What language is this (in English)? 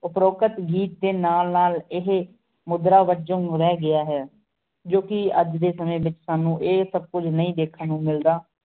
Punjabi